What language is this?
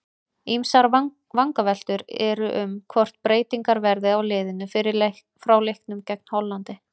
Icelandic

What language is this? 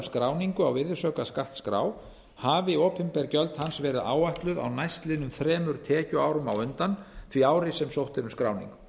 Icelandic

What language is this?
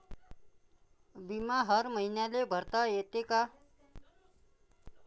Marathi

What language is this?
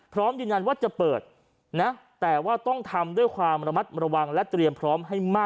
Thai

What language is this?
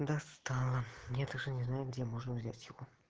Russian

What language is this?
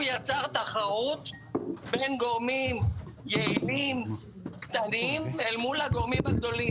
Hebrew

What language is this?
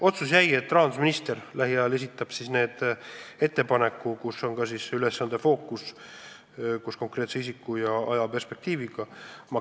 Estonian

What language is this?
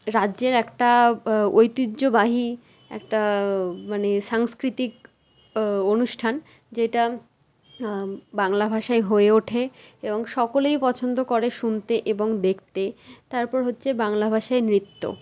Bangla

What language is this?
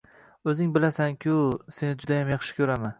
Uzbek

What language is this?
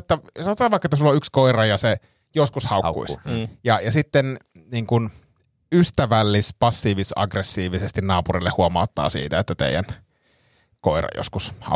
Finnish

